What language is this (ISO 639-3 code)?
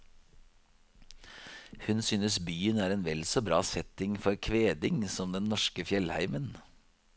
nor